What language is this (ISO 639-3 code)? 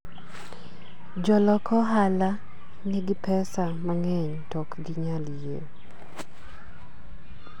luo